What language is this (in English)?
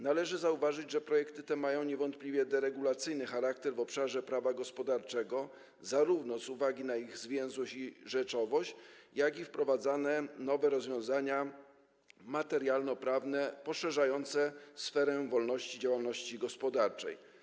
Polish